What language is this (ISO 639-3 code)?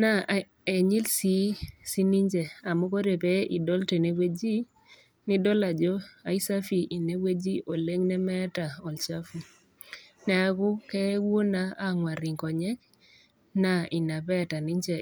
mas